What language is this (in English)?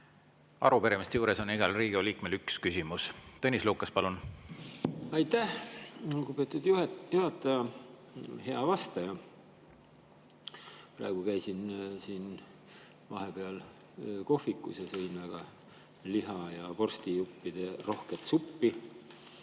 Estonian